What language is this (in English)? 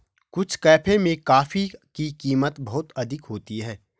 Hindi